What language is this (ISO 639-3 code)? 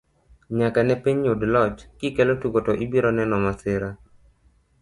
luo